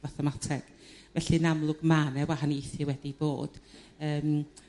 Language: Welsh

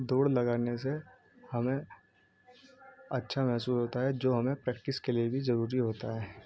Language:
Urdu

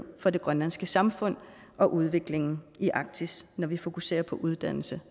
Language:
Danish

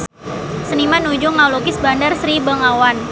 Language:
Sundanese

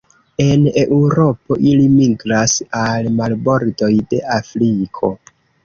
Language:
Esperanto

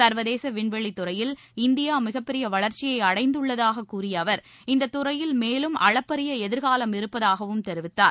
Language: Tamil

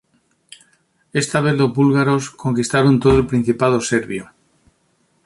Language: Spanish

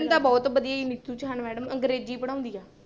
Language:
Punjabi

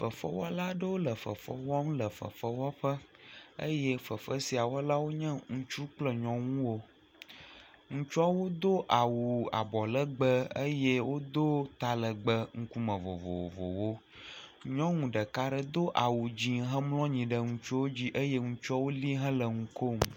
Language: Ewe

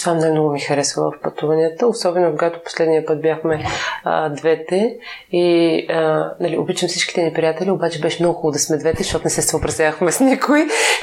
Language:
Bulgarian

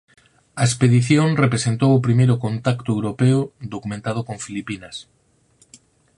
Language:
Galician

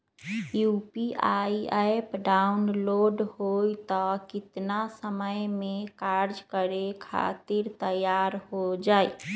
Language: Magahi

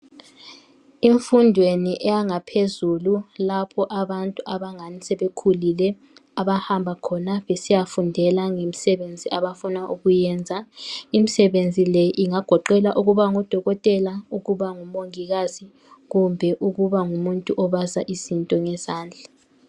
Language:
North Ndebele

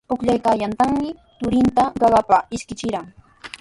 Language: Sihuas Ancash Quechua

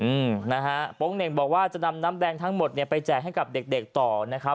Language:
Thai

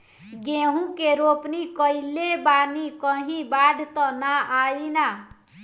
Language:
Bhojpuri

